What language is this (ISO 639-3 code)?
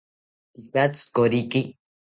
cpy